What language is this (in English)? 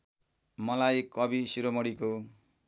Nepali